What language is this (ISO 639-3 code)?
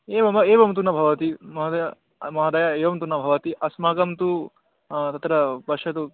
san